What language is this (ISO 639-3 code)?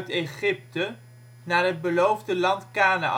nld